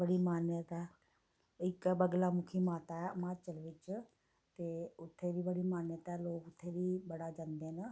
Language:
Dogri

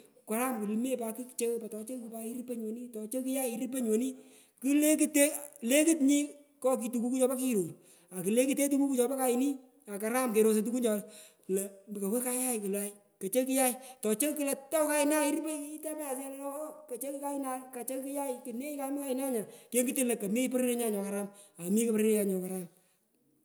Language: Pökoot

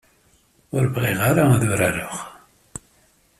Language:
Kabyle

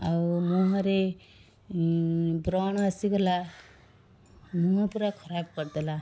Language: Odia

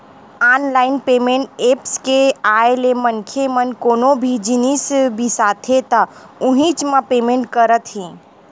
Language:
Chhattisgarhi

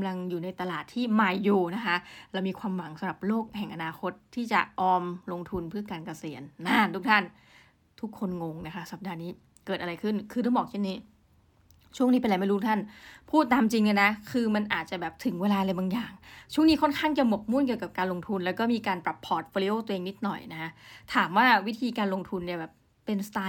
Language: Thai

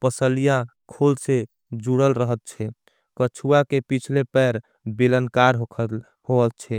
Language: Angika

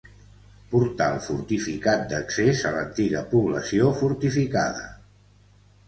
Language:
Catalan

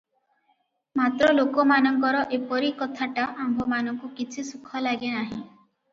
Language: Odia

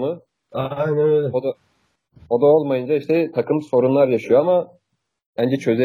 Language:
Turkish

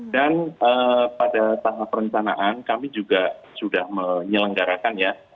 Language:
Indonesian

